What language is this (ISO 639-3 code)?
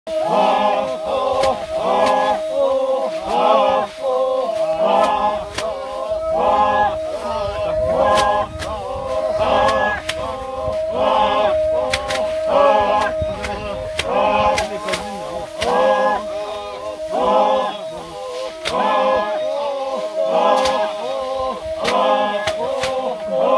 nld